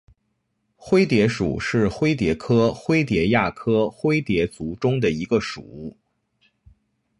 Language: Chinese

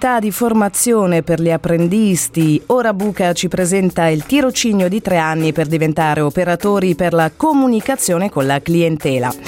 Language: Italian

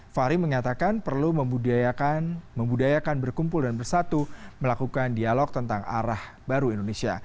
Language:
Indonesian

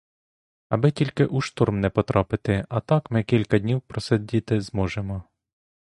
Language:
Ukrainian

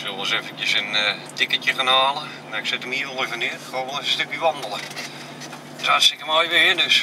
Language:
Dutch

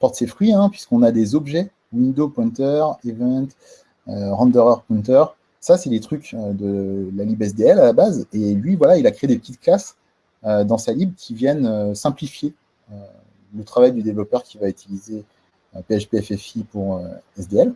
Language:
French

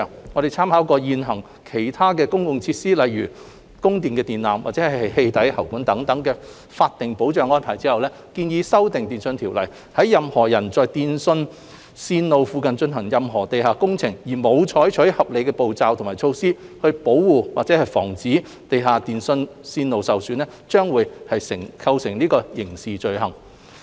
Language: Cantonese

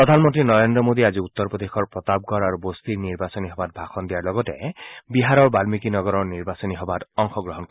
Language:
Assamese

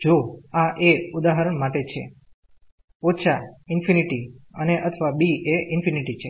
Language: Gujarati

